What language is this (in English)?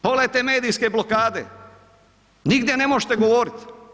Croatian